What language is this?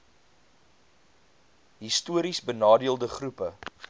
Afrikaans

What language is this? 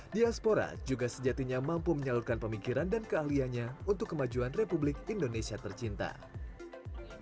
Indonesian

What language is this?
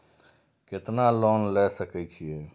Maithili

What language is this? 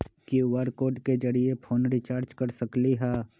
Magahi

